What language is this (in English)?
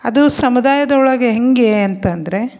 Kannada